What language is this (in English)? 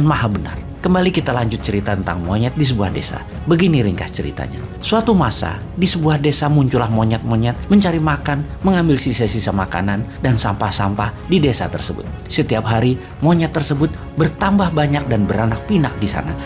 Indonesian